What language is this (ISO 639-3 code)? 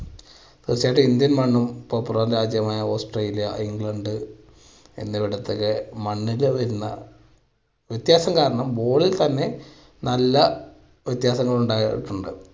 mal